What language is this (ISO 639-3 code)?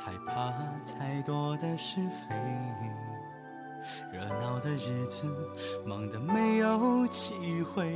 zho